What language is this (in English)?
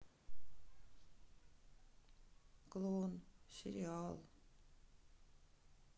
Russian